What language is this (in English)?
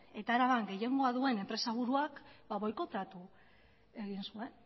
Basque